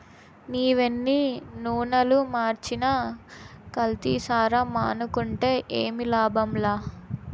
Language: Telugu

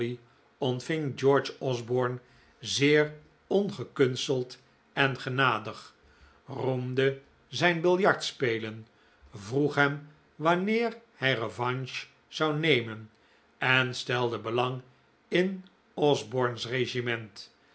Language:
Dutch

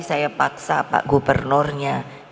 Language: Indonesian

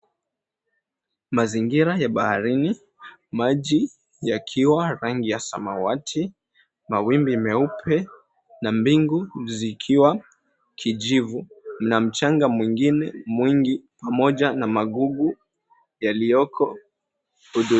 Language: Swahili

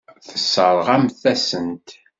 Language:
Kabyle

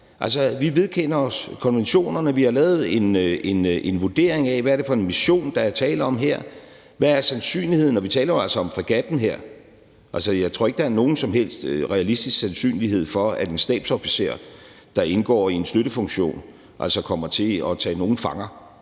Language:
Danish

